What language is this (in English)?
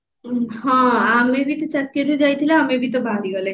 Odia